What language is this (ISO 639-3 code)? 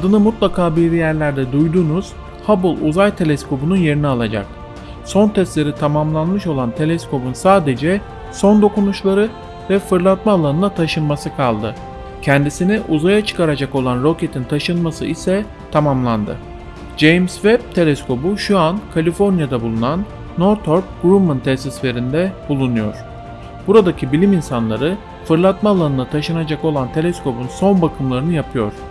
tur